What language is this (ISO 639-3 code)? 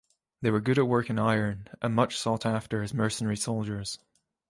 eng